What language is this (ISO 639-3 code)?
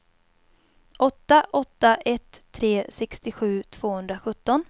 swe